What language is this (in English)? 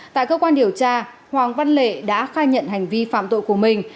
Vietnamese